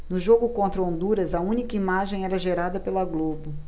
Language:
Portuguese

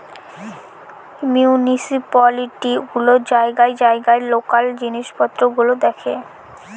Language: Bangla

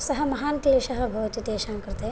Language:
Sanskrit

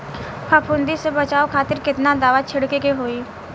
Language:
Bhojpuri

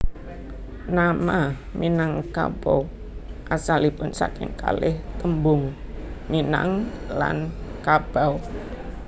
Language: Javanese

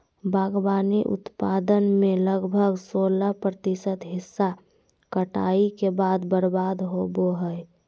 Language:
Magahi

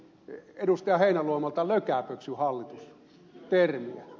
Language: Finnish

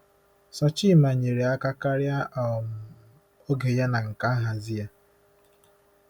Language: Igbo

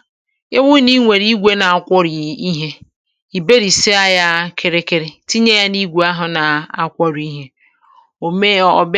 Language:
Igbo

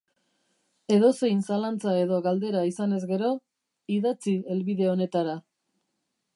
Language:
Basque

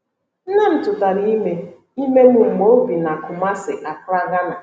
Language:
Igbo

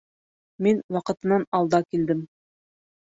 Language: Bashkir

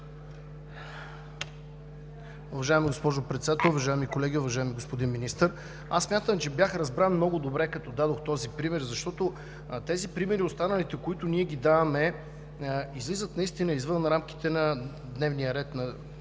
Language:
Bulgarian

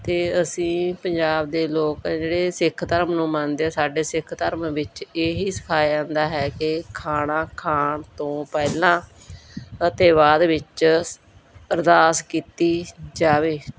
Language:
Punjabi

